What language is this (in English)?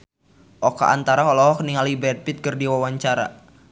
Sundanese